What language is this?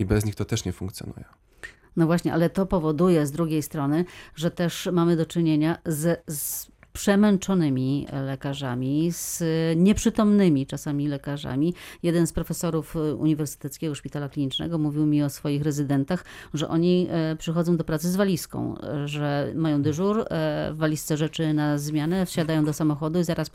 Polish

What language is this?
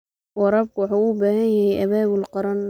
Somali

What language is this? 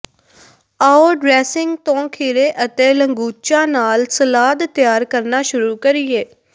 Punjabi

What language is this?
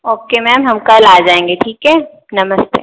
Hindi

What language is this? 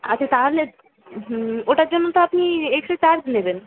Bangla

